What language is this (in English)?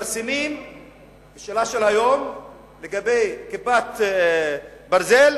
Hebrew